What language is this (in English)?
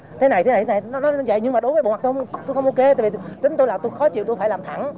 Vietnamese